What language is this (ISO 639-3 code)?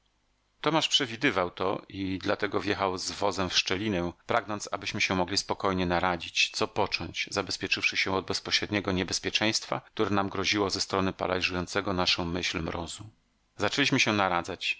pol